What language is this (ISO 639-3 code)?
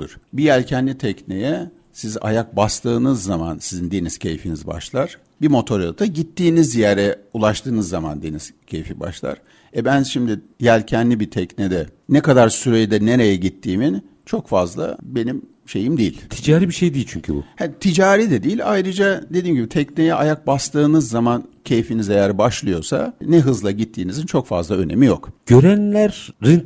tur